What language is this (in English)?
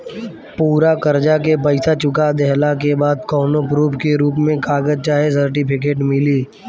Bhojpuri